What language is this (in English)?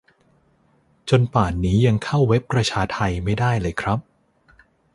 Thai